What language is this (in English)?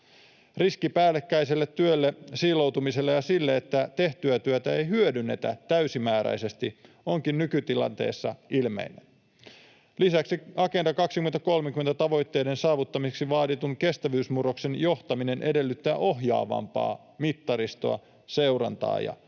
Finnish